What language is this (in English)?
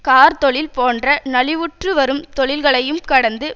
Tamil